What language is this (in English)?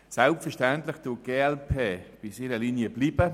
Swiss German